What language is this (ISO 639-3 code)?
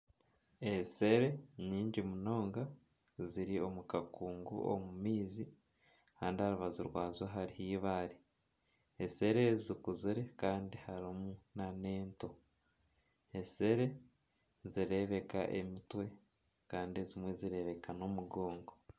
nyn